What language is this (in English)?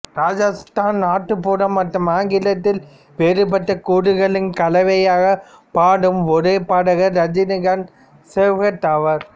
Tamil